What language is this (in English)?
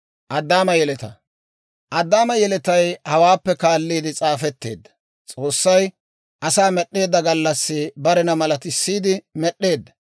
Dawro